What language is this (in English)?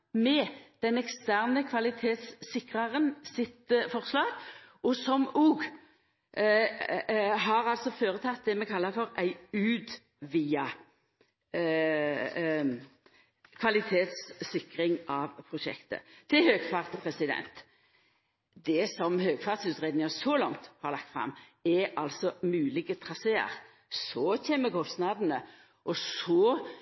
Norwegian Nynorsk